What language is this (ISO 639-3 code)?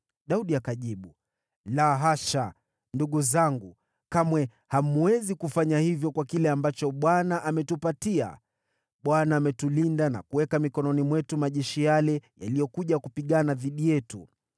swa